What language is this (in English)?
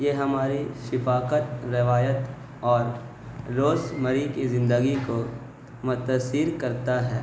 Urdu